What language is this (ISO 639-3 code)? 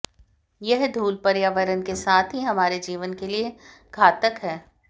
hin